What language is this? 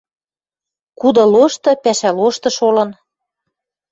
Western Mari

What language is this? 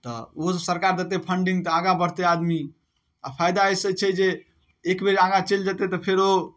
Maithili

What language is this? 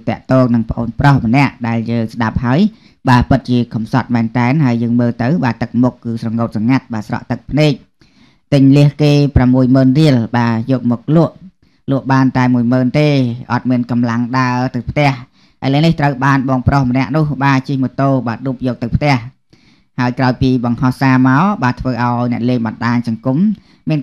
Thai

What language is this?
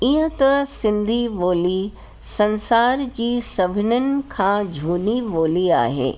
Sindhi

